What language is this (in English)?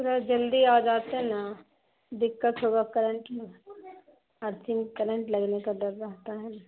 Urdu